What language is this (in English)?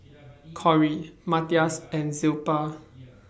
English